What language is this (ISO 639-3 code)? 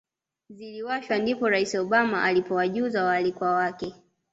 swa